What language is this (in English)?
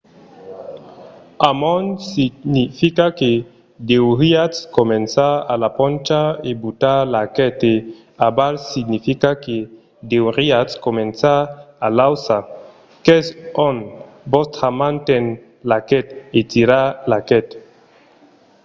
Occitan